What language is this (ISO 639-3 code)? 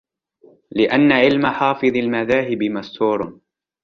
ara